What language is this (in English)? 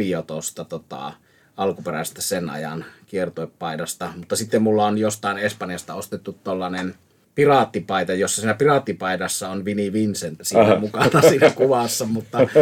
Finnish